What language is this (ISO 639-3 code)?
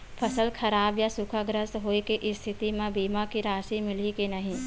hne